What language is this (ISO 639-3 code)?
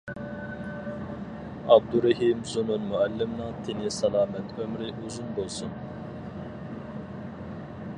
uig